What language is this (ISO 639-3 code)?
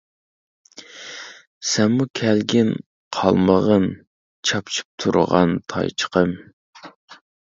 uig